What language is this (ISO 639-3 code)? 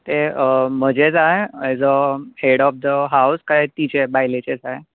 kok